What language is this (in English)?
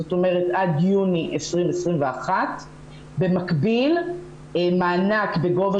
Hebrew